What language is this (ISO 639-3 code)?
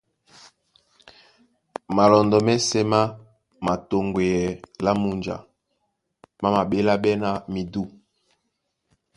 dua